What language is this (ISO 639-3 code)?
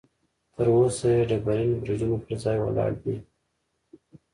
pus